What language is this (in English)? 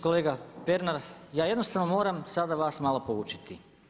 Croatian